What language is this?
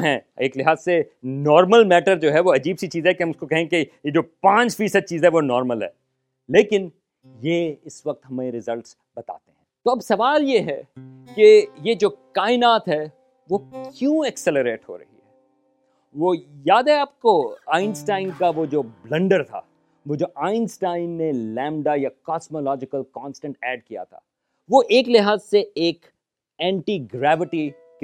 Urdu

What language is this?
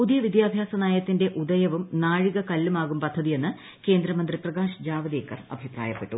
Malayalam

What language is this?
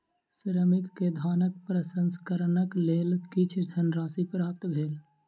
Maithili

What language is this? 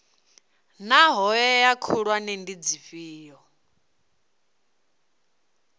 Venda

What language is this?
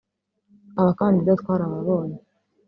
Kinyarwanda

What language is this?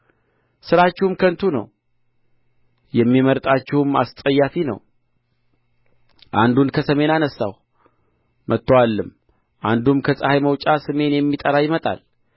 Amharic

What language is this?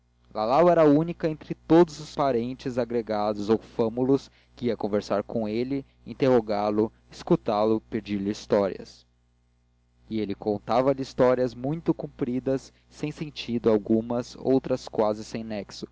Portuguese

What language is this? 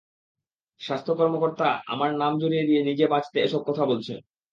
Bangla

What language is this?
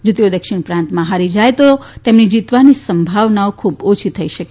Gujarati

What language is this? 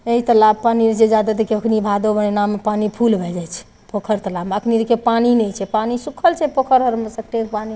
Maithili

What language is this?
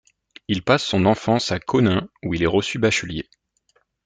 French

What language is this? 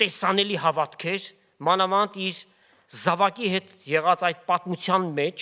Turkish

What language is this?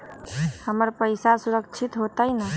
Magahi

